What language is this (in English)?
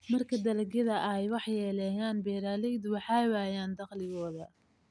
Somali